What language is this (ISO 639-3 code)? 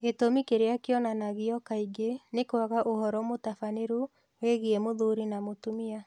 kik